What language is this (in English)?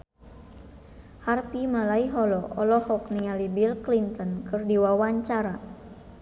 Sundanese